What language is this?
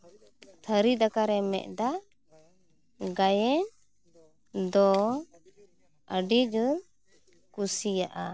Santali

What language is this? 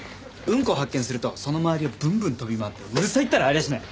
Japanese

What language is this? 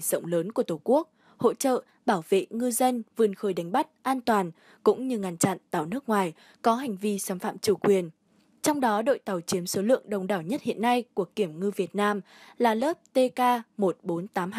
Vietnamese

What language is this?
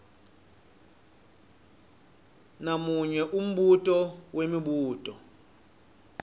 Swati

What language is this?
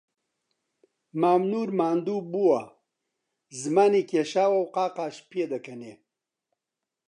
Central Kurdish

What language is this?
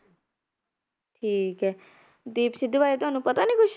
Punjabi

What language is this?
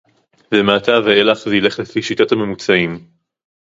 Hebrew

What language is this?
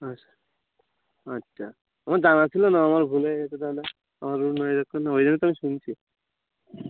Bangla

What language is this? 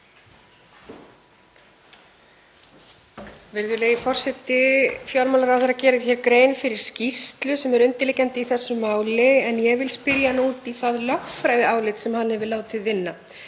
Icelandic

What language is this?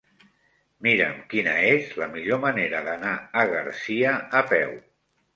Catalan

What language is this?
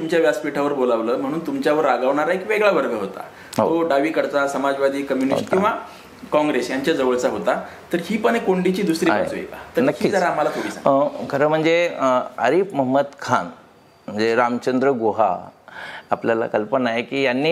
Marathi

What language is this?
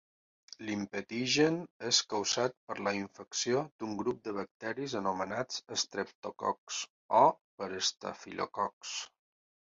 Catalan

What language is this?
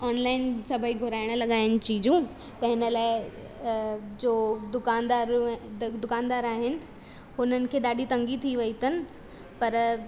Sindhi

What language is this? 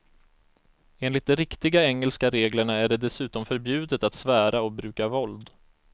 Swedish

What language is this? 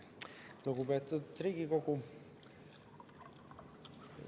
Estonian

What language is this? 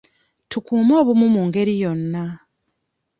Ganda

